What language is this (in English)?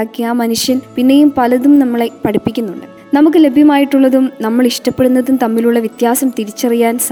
Malayalam